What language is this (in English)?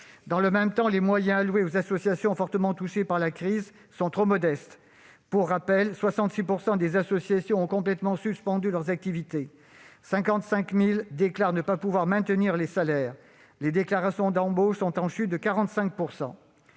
French